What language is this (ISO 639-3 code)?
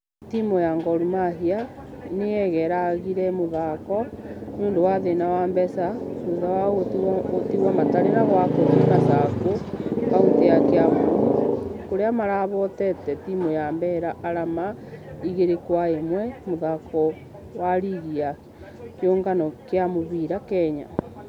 kik